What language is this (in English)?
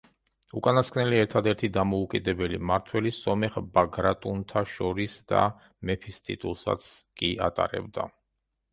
Georgian